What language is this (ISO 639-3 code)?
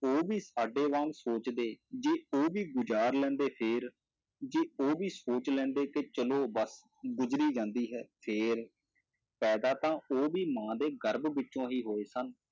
pan